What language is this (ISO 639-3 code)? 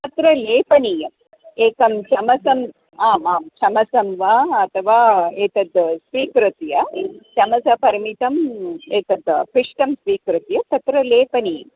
san